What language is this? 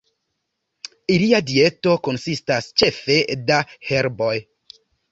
Esperanto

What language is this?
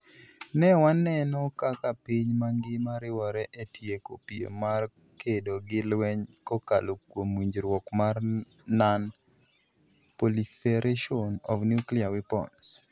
Luo (Kenya and Tanzania)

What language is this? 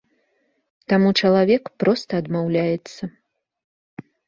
Belarusian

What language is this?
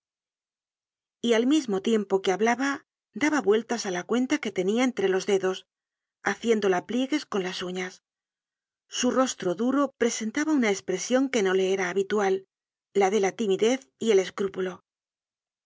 Spanish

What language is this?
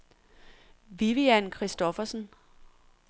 Danish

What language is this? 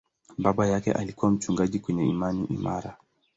Swahili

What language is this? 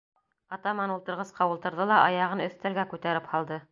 Bashkir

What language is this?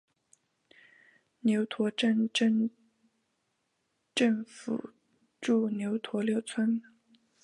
Chinese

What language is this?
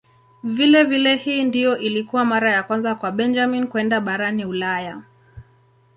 Swahili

